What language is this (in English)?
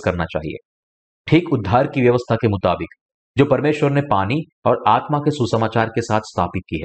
Hindi